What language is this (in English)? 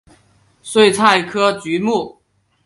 Chinese